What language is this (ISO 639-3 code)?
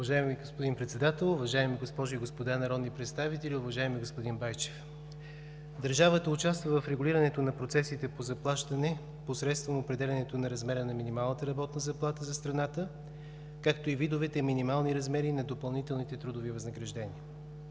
bul